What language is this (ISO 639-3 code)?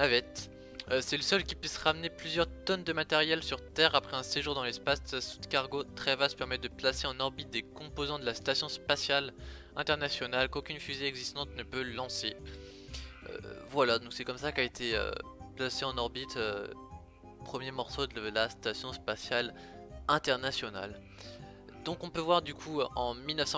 fra